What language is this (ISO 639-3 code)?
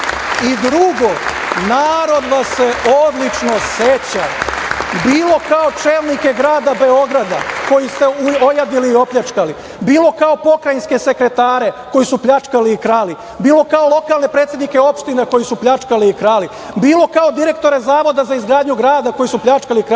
srp